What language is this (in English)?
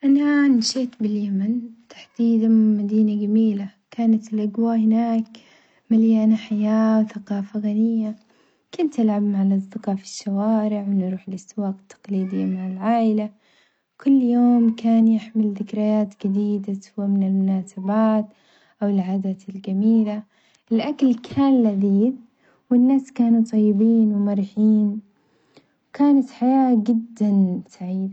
Omani Arabic